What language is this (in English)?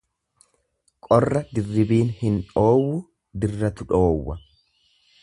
Oromo